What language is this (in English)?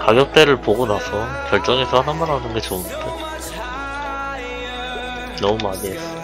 Korean